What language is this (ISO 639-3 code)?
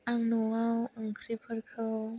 brx